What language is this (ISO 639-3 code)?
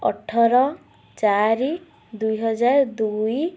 ori